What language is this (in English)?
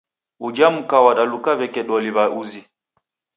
Taita